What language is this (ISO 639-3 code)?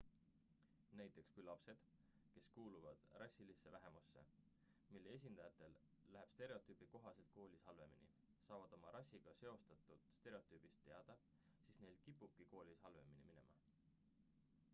est